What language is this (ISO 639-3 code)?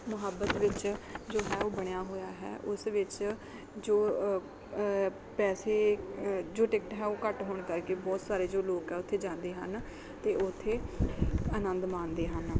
pan